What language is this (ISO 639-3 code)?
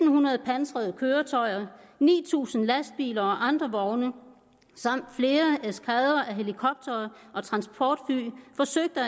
dan